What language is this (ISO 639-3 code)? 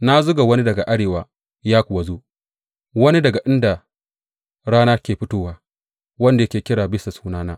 hau